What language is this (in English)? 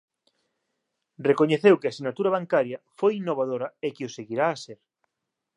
Galician